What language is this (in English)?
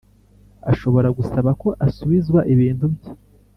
Kinyarwanda